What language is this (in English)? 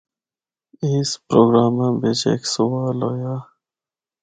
Northern Hindko